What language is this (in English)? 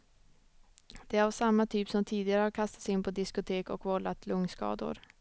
Swedish